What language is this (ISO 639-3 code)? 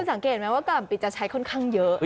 tha